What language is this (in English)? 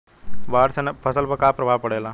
Bhojpuri